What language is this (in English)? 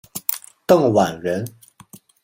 Chinese